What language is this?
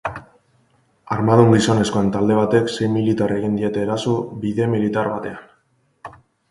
Basque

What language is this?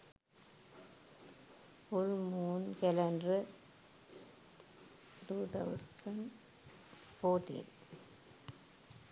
Sinhala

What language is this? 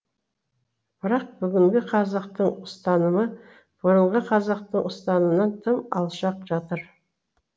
Kazakh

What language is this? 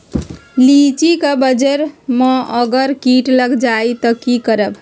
Magahi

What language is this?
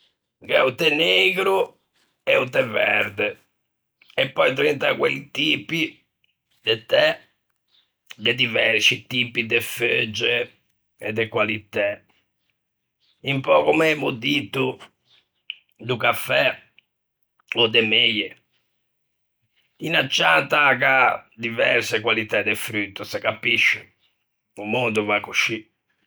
Ligurian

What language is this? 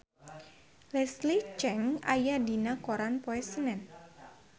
Sundanese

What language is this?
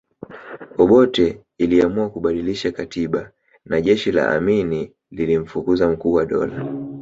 Swahili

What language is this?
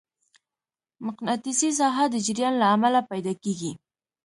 Pashto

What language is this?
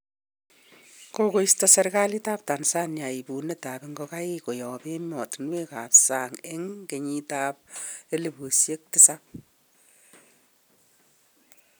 Kalenjin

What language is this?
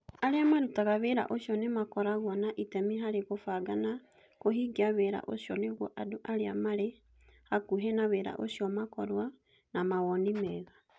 Kikuyu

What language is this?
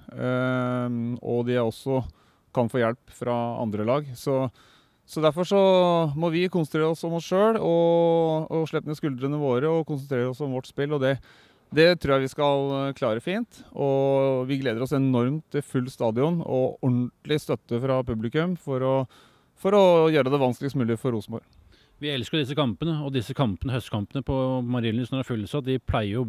Norwegian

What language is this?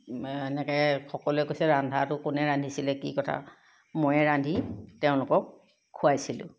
Assamese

